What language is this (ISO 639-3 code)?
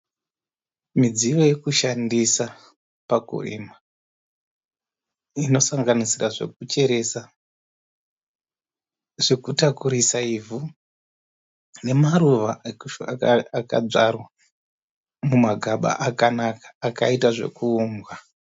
sna